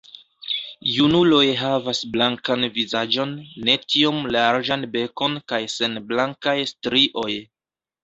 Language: Esperanto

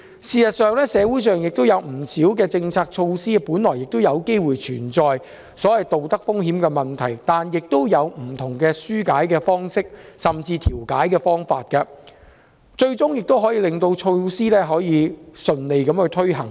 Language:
Cantonese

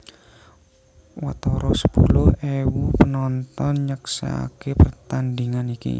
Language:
Javanese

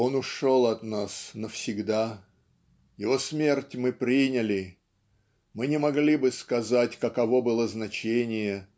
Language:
Russian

